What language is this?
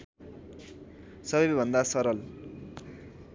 Nepali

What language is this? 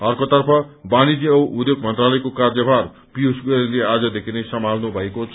Nepali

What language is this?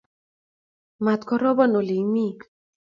Kalenjin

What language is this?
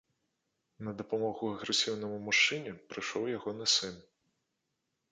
Belarusian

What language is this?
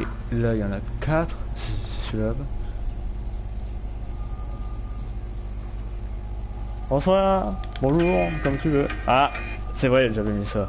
French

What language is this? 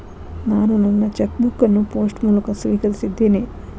Kannada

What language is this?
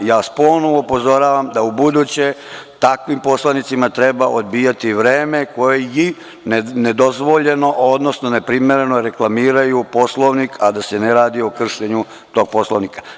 Serbian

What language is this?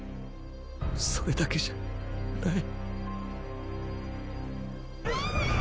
Japanese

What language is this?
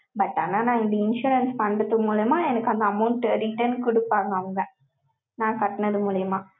Tamil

